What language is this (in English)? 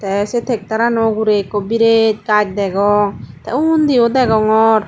Chakma